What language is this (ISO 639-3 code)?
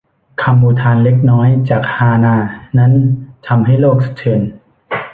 tha